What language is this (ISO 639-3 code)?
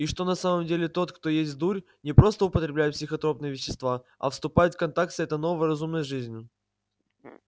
rus